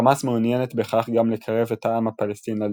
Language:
Hebrew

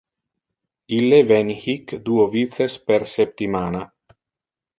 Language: Interlingua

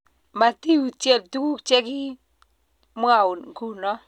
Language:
Kalenjin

